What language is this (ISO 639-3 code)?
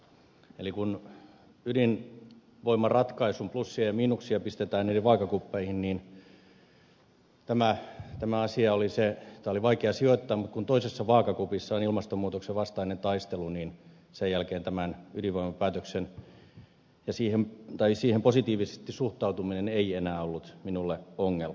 fin